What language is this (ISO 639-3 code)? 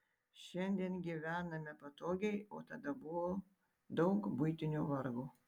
lit